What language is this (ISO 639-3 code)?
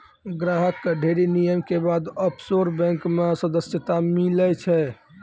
mai